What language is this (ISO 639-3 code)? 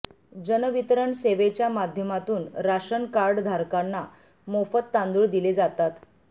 mar